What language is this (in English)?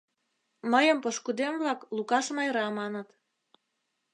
Mari